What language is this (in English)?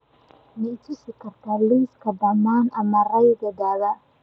Somali